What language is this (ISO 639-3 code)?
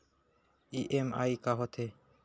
hne